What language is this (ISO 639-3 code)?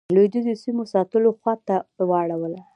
pus